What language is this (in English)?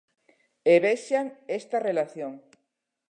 Galician